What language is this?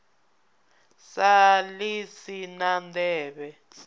Venda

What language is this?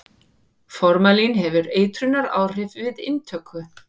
Icelandic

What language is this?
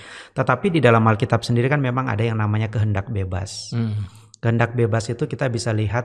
Indonesian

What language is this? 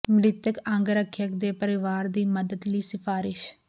Punjabi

